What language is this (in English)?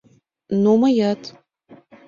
Mari